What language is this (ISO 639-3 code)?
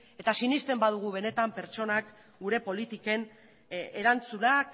eus